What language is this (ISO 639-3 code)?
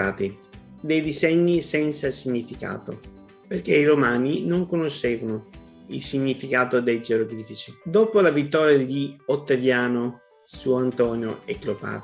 ita